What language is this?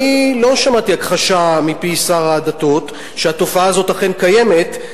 Hebrew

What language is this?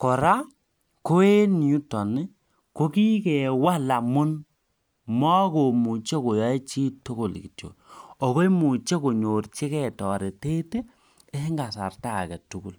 Kalenjin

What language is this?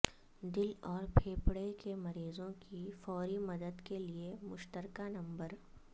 Urdu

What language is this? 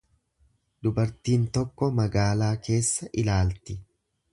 Oromo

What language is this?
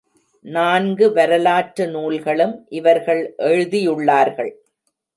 Tamil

